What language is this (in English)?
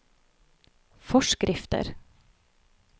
Norwegian